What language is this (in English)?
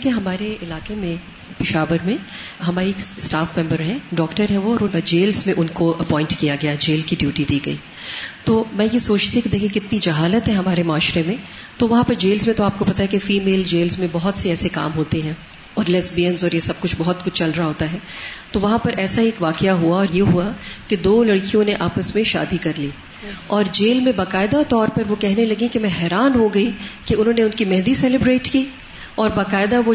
Urdu